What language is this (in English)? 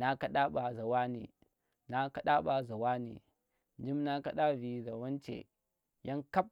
Tera